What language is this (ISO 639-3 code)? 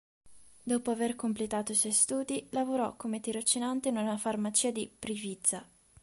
ita